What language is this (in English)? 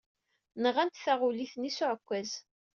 Kabyle